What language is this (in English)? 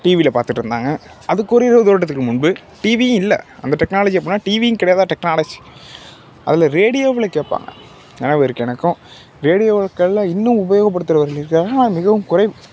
Tamil